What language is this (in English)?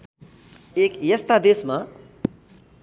Nepali